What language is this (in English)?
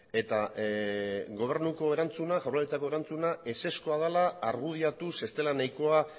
Basque